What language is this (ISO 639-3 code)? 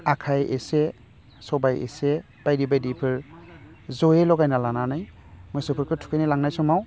brx